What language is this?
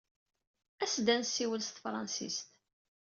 Kabyle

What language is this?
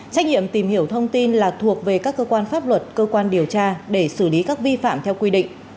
Vietnamese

